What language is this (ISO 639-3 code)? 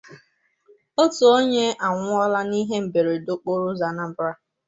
ibo